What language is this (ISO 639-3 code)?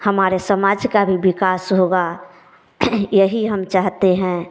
hin